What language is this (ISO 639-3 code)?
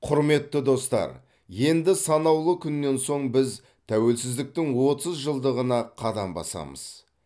kaz